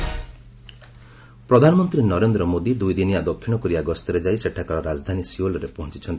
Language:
Odia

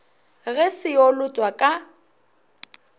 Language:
Northern Sotho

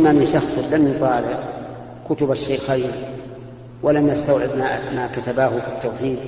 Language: Arabic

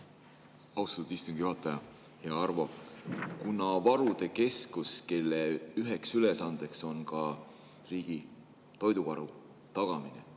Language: Estonian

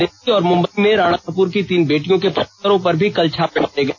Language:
Hindi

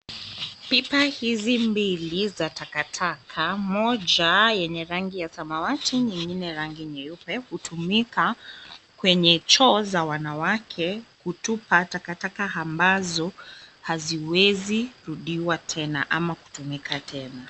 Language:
Swahili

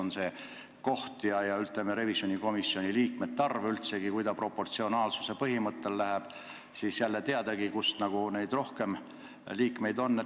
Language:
Estonian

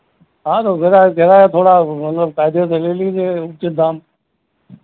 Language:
Hindi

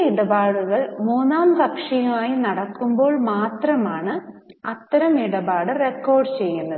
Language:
Malayalam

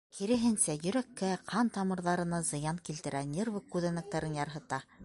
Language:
Bashkir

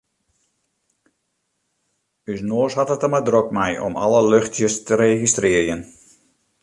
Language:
Western Frisian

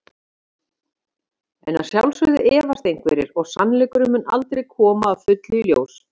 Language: Icelandic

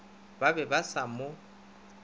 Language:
Northern Sotho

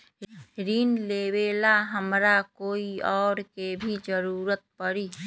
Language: Magahi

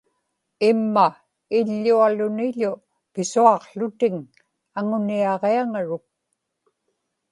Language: Inupiaq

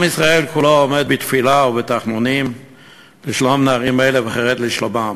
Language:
Hebrew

